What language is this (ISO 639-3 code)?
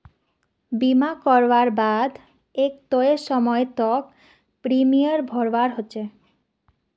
mag